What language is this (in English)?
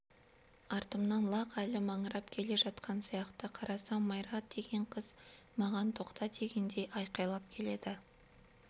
Kazakh